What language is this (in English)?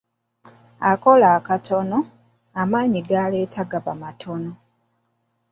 Ganda